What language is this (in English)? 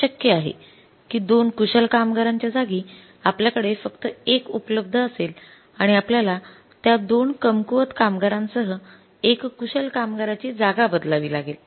Marathi